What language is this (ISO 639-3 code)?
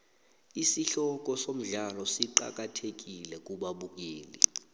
nbl